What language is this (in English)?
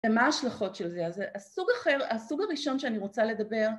Hebrew